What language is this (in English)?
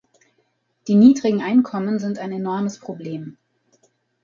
German